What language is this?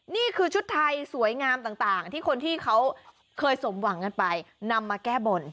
Thai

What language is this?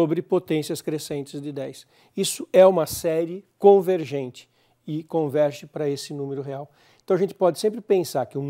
Portuguese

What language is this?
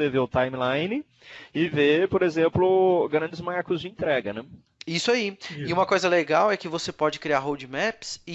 Portuguese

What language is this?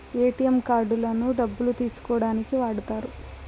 Telugu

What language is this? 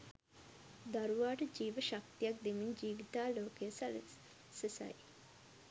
Sinhala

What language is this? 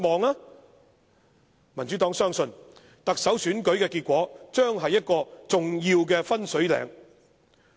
Cantonese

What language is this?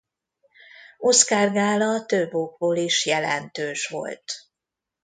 Hungarian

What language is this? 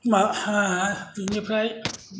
Bodo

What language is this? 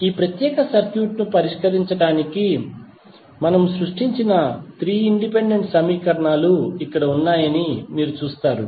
Telugu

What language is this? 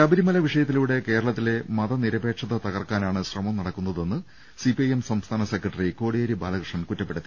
Malayalam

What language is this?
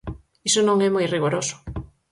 Galician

